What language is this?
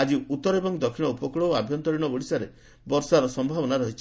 Odia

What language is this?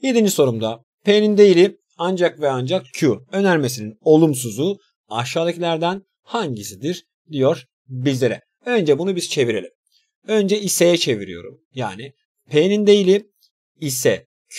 Turkish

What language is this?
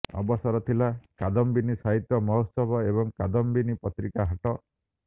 Odia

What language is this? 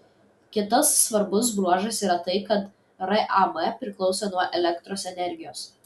Lithuanian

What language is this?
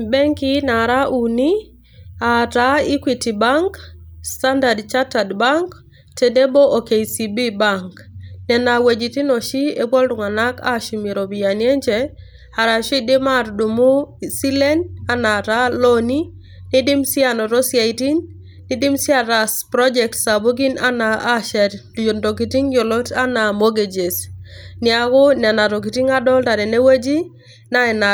Masai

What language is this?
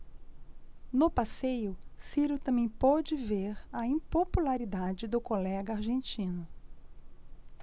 Portuguese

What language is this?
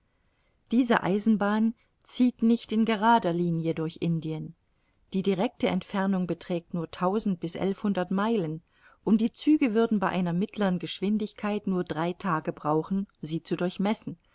German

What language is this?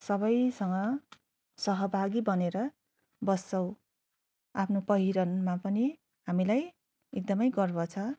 Nepali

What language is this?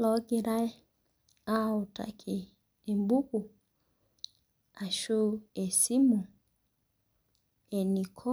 Masai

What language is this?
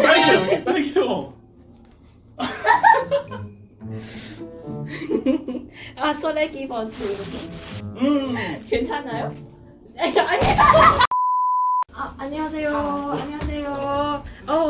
Korean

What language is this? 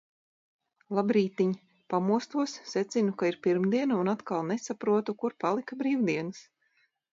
Latvian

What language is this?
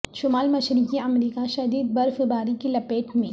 Urdu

